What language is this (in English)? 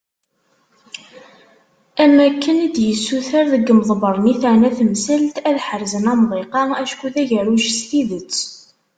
Kabyle